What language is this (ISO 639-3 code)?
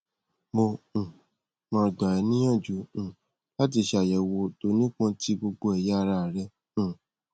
yor